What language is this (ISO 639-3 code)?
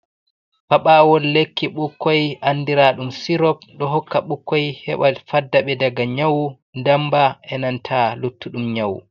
ful